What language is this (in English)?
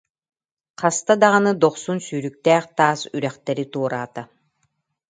Yakut